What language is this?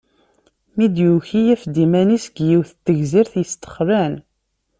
Kabyle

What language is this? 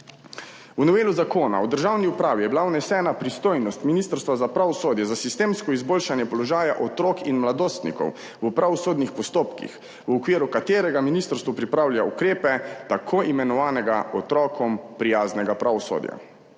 Slovenian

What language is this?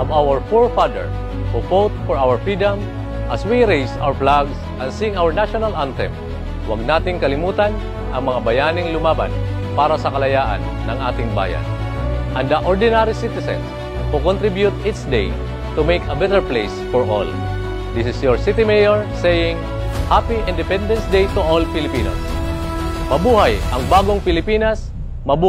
Filipino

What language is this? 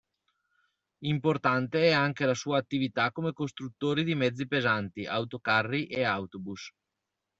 Italian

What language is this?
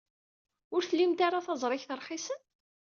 Kabyle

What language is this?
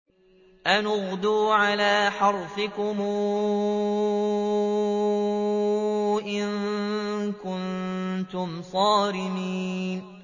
Arabic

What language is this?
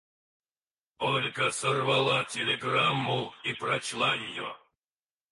Russian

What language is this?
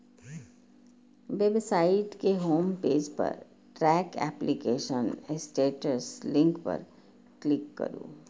Maithili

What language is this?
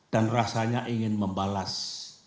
Indonesian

